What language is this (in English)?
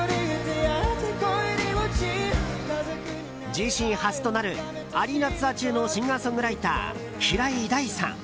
Japanese